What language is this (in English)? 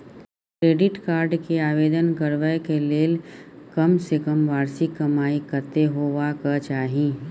Maithili